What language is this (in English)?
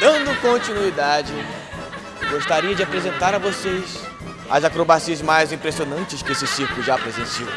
Portuguese